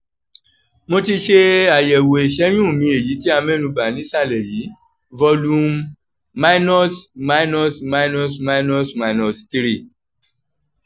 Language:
Yoruba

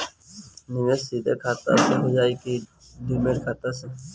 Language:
Bhojpuri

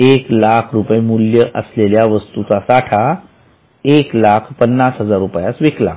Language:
Marathi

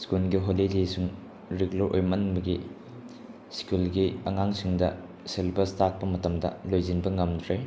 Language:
Manipuri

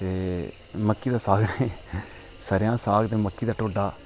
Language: Dogri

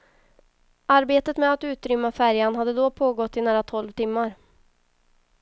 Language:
Swedish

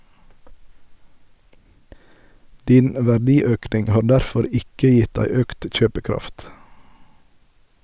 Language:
Norwegian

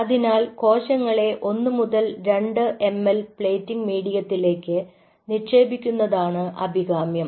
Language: Malayalam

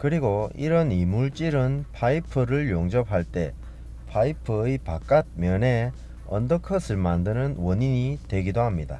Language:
Korean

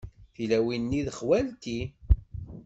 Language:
Kabyle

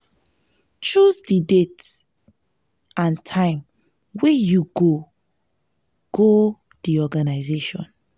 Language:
Nigerian Pidgin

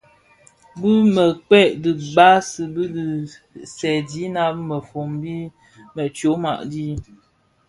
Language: Bafia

